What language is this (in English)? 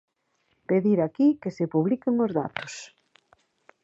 Galician